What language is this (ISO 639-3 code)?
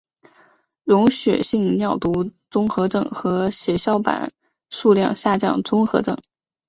zho